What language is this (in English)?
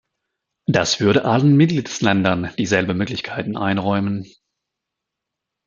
German